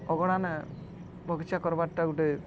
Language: Odia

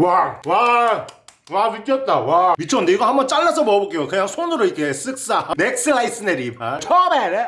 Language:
Korean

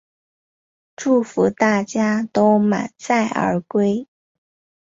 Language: Chinese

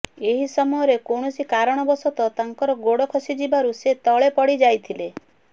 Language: Odia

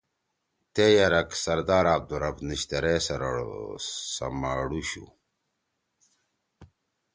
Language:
Torwali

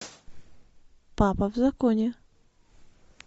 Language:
Russian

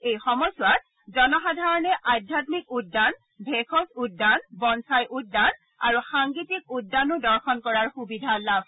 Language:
Assamese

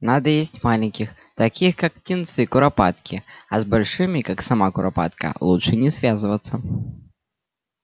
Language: Russian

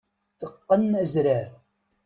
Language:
Kabyle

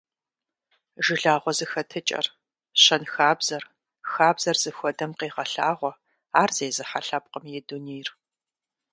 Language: Kabardian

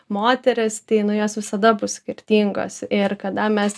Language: Lithuanian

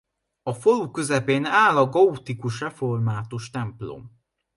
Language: Hungarian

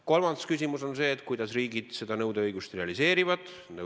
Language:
Estonian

